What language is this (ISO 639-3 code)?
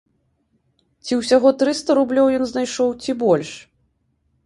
bel